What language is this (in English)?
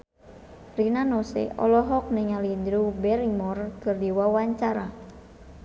Sundanese